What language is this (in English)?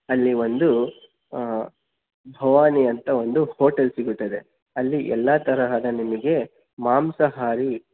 Kannada